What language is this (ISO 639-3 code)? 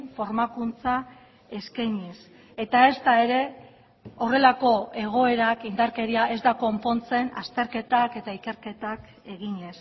eus